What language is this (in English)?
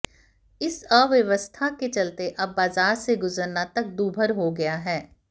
Hindi